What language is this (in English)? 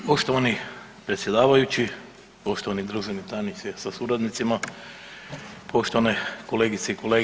Croatian